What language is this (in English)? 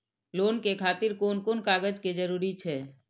Maithili